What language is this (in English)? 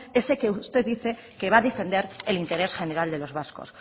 Spanish